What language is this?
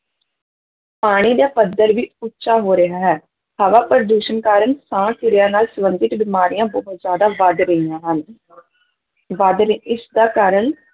Punjabi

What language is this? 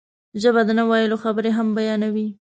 Pashto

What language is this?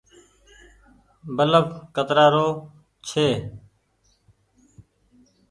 Goaria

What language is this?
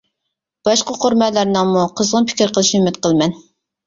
Uyghur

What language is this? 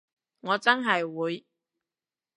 Cantonese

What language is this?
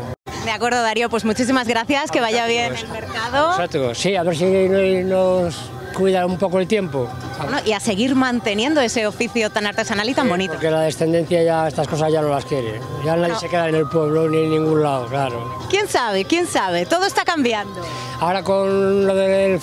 Spanish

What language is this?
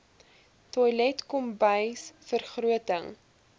Afrikaans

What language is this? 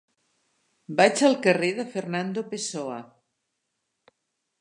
Catalan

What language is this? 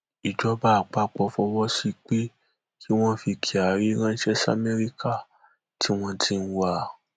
Yoruba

